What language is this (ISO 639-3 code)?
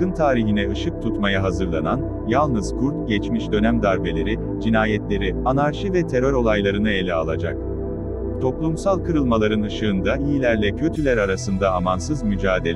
tur